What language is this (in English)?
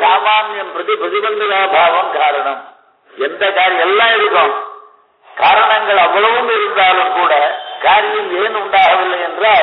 Tamil